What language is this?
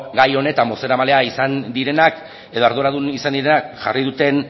Basque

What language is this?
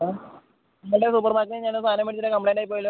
Malayalam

